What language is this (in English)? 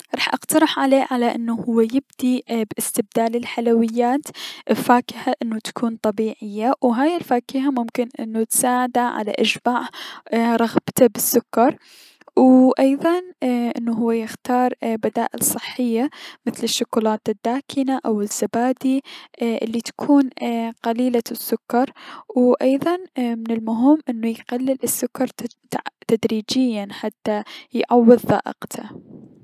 Mesopotamian Arabic